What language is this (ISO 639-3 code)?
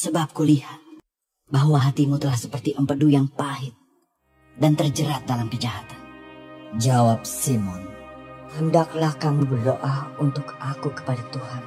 ind